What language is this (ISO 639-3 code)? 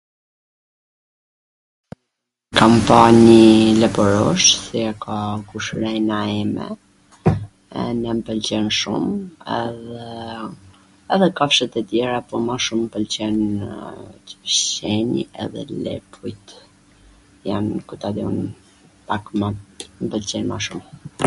aln